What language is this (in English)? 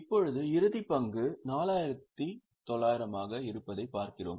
Tamil